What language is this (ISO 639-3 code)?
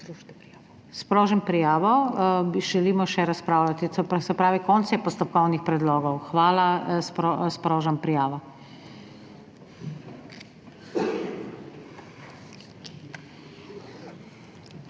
slv